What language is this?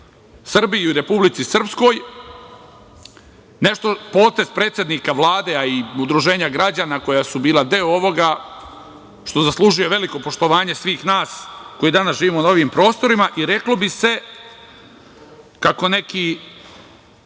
Serbian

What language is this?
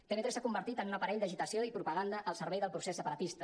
Catalan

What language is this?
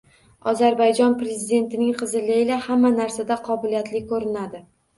Uzbek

